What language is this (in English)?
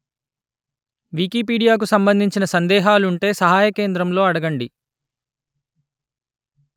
Telugu